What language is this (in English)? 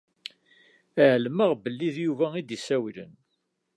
Kabyle